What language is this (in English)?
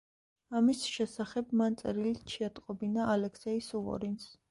Georgian